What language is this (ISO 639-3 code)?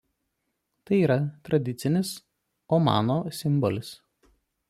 lit